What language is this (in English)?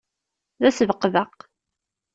Kabyle